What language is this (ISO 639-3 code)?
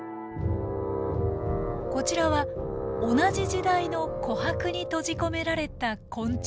jpn